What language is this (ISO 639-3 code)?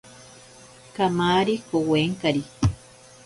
prq